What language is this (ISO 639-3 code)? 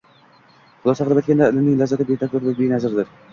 uzb